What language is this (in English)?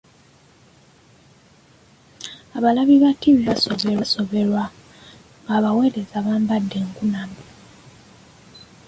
Ganda